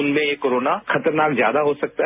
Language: Hindi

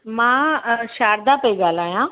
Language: Sindhi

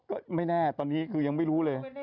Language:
Thai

